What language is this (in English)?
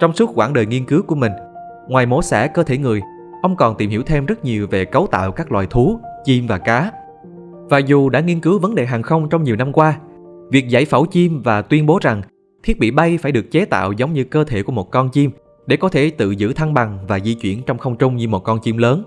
Vietnamese